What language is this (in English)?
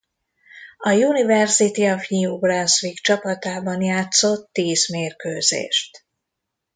Hungarian